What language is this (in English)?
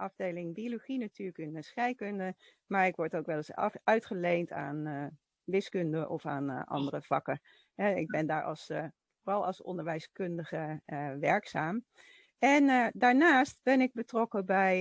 Dutch